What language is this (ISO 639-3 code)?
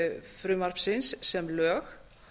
isl